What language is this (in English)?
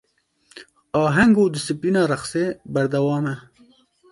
Kurdish